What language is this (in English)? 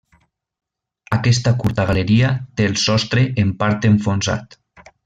Catalan